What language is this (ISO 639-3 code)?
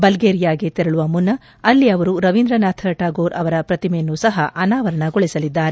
kan